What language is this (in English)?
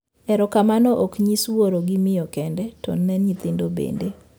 Luo (Kenya and Tanzania)